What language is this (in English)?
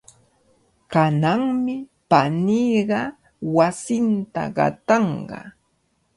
Cajatambo North Lima Quechua